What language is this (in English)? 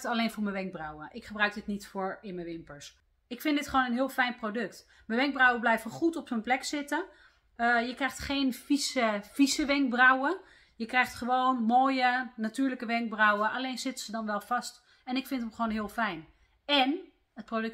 Dutch